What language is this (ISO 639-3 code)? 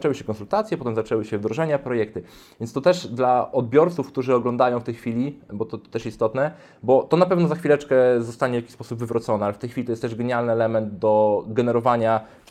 pol